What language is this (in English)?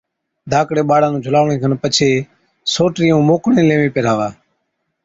Od